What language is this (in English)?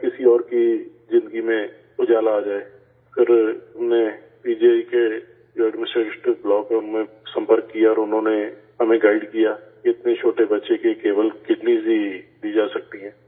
Urdu